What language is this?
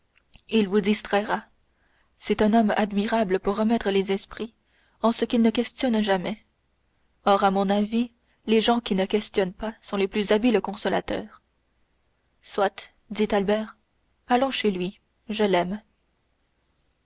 French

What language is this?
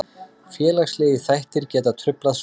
Icelandic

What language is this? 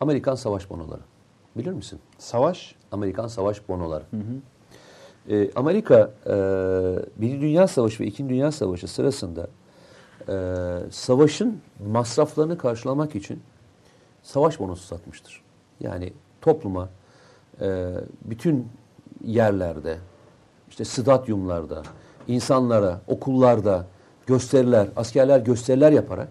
Turkish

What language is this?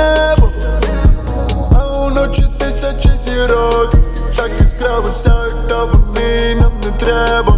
Ukrainian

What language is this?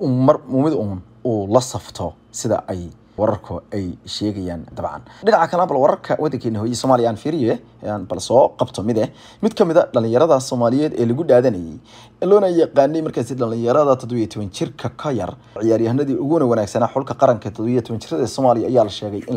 Arabic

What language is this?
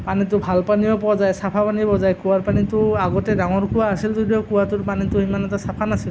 Assamese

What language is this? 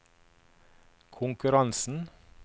Norwegian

